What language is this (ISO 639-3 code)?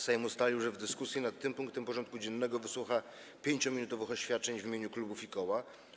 pol